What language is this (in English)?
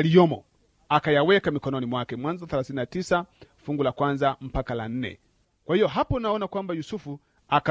Swahili